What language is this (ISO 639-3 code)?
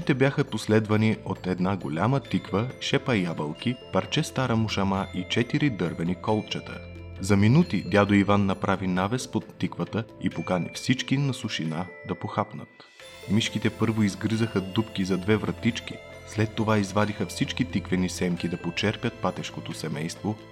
bul